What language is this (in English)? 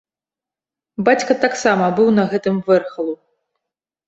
Belarusian